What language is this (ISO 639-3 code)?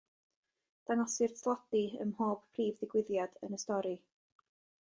cym